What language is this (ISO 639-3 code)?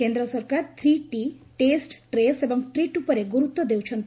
ori